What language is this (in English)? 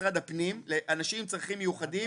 Hebrew